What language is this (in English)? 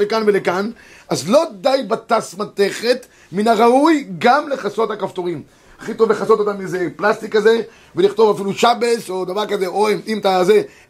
Hebrew